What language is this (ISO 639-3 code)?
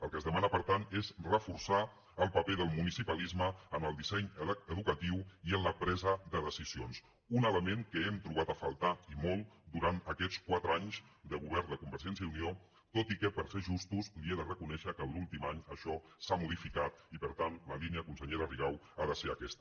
cat